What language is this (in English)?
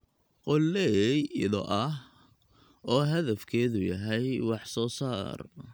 Somali